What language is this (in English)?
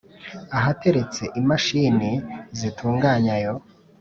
Kinyarwanda